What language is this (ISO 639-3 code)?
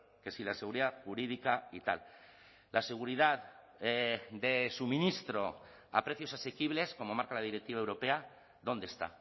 spa